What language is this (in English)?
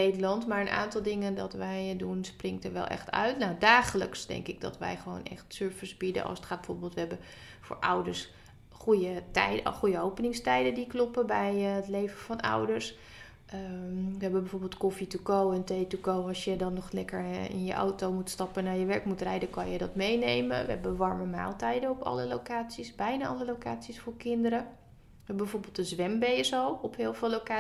Dutch